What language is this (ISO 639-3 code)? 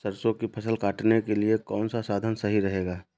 hin